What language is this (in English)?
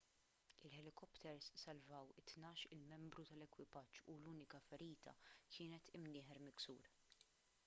Maltese